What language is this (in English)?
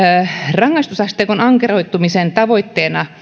Finnish